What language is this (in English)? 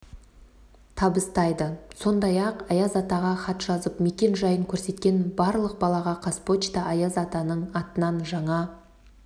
Kazakh